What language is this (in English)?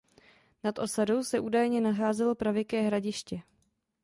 Czech